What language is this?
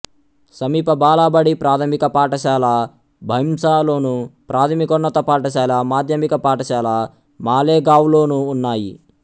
Telugu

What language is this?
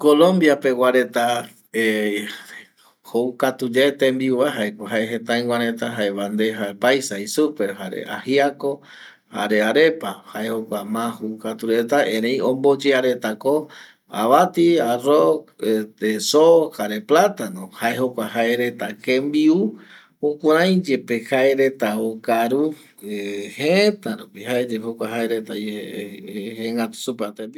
Eastern Bolivian Guaraní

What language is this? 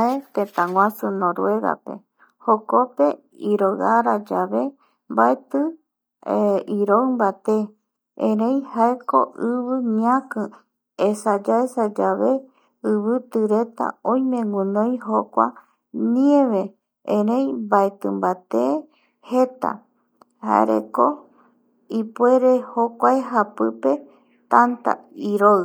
Eastern Bolivian Guaraní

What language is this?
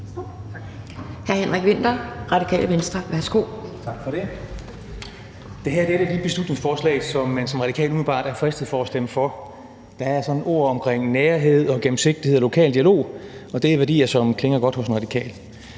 Danish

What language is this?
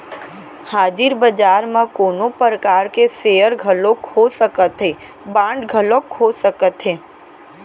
Chhattisgarhi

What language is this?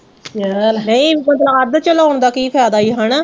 Punjabi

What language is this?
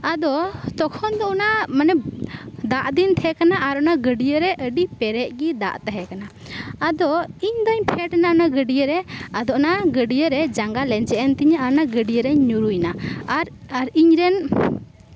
Santali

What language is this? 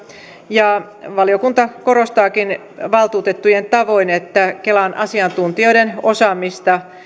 Finnish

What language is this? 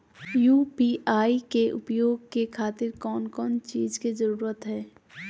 Magahi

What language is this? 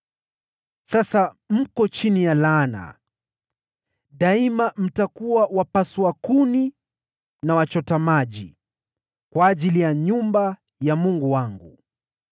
Swahili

